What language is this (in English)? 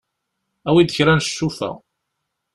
Kabyle